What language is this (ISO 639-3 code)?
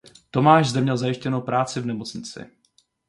ces